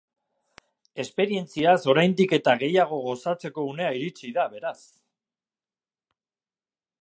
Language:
Basque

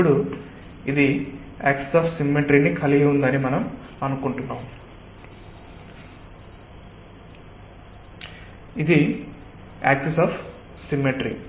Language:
Telugu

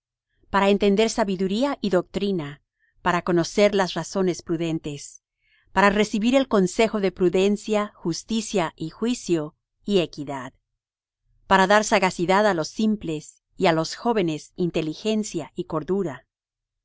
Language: Spanish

